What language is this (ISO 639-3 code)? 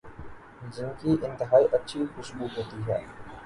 urd